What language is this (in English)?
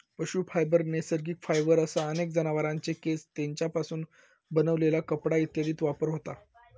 Marathi